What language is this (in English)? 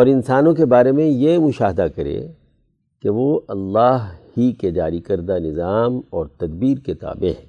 Urdu